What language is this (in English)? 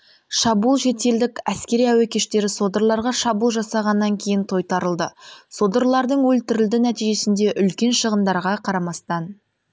Kazakh